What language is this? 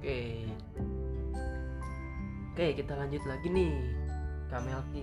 Indonesian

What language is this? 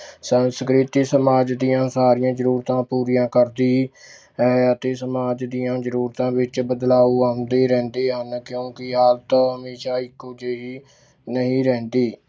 Punjabi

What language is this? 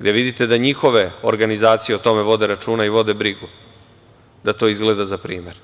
Serbian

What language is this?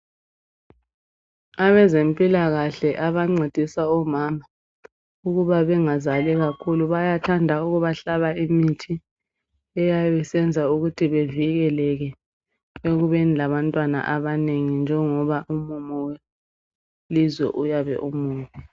North Ndebele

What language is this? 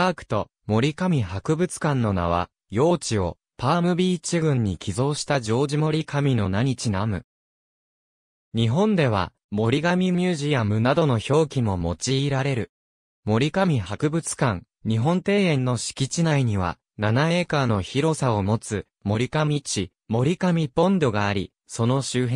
Japanese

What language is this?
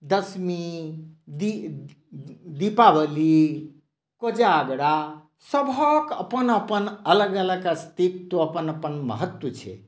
Maithili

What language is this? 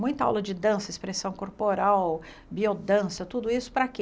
Portuguese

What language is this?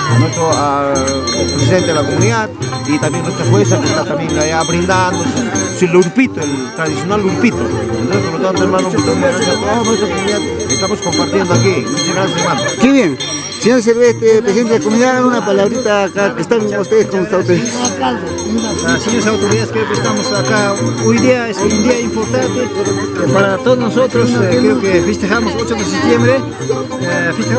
Spanish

